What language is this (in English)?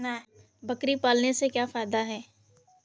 Hindi